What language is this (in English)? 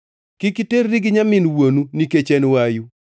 Luo (Kenya and Tanzania)